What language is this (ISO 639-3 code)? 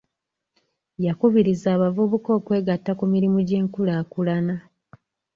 lug